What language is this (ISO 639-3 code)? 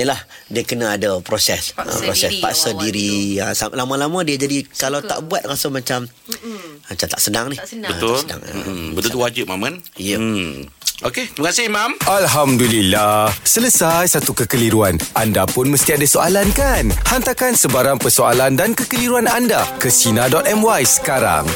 msa